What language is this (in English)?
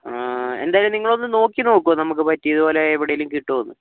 Malayalam